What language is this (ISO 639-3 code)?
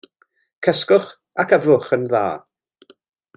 cym